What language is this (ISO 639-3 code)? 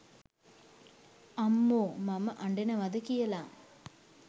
sin